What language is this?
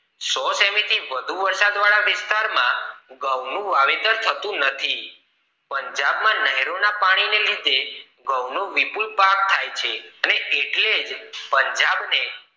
Gujarati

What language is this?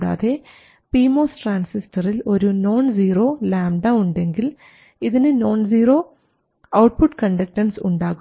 Malayalam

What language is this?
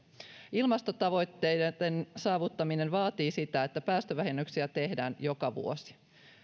Finnish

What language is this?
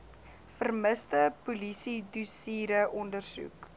Afrikaans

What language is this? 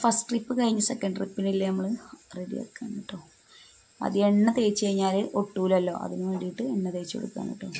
Malayalam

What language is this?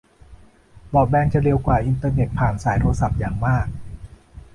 Thai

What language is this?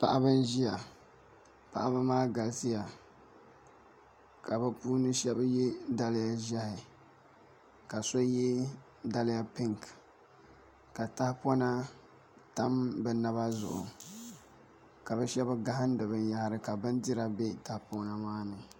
Dagbani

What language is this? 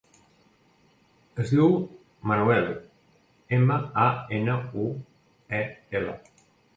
Catalan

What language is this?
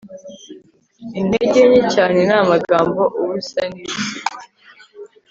Kinyarwanda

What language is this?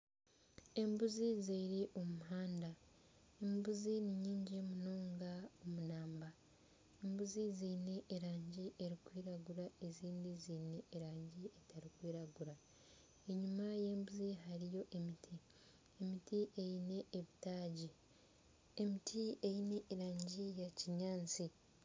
Nyankole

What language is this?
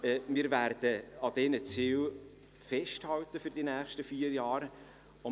Swiss German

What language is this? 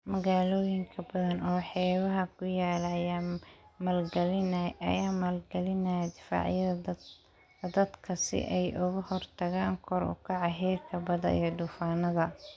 Somali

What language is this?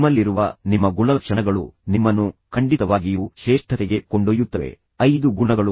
Kannada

